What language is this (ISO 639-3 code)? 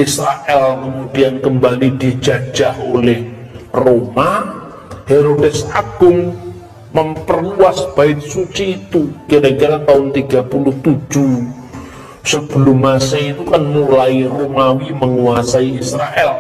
ind